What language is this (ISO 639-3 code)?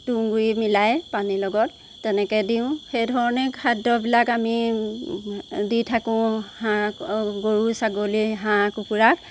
asm